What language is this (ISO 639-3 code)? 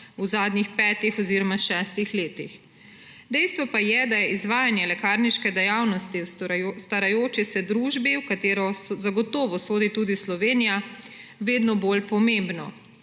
slv